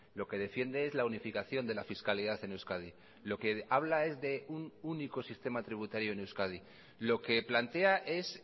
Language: Spanish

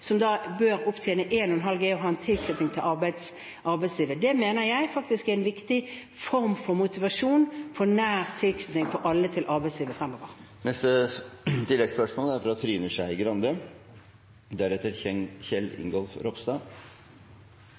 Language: Norwegian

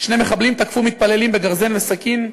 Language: Hebrew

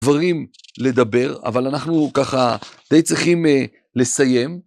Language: Hebrew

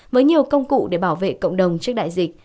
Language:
Vietnamese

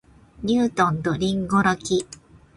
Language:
Japanese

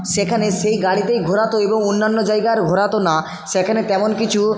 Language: Bangla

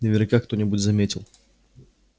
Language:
Russian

